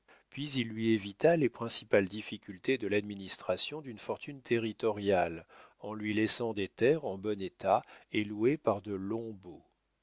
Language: French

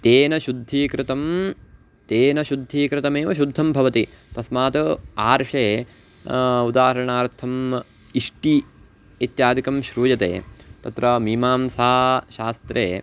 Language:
Sanskrit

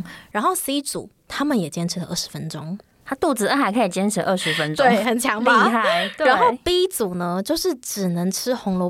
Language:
Chinese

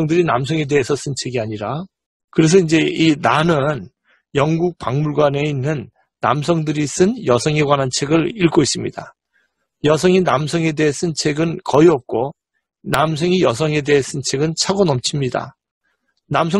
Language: Korean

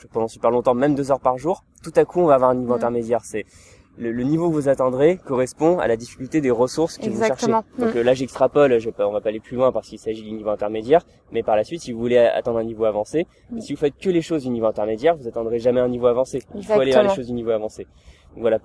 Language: French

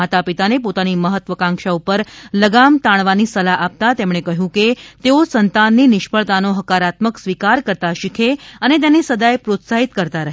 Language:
Gujarati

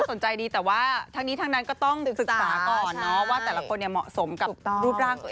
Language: Thai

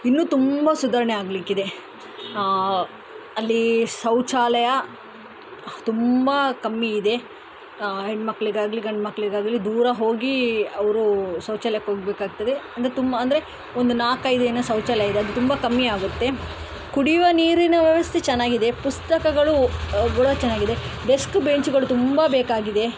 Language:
Kannada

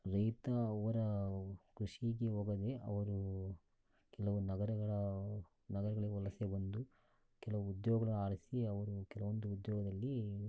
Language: Kannada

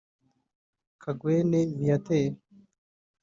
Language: Kinyarwanda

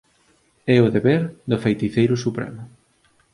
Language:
Galician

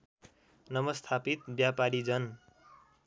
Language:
Nepali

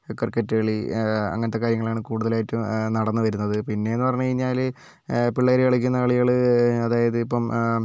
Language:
Malayalam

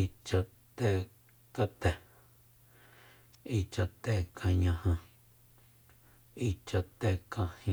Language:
Soyaltepec Mazatec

